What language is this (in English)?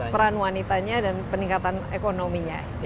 Indonesian